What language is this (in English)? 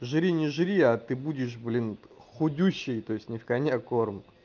Russian